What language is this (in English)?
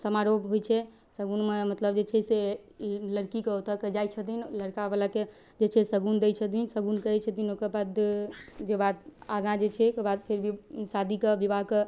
Maithili